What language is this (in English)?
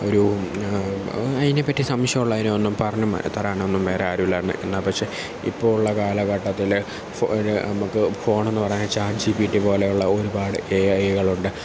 Malayalam